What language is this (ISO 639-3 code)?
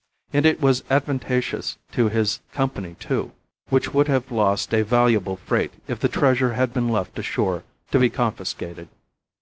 eng